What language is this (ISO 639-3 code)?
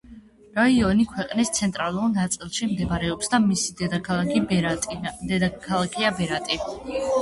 kat